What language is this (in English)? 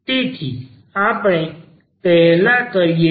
Gujarati